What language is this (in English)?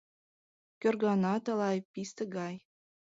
Mari